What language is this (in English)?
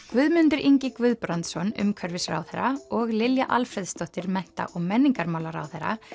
Icelandic